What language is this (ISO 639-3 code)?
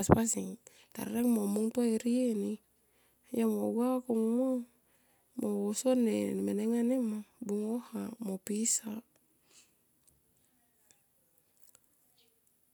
tqp